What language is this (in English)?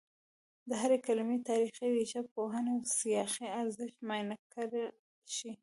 Pashto